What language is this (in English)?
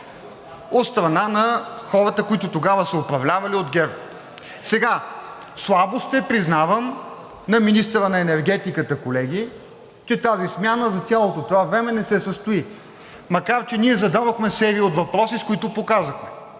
Bulgarian